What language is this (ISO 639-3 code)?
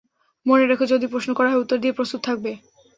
ben